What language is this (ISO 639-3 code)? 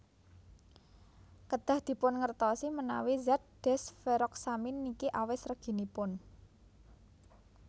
jav